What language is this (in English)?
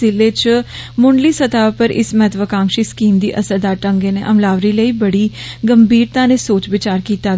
Dogri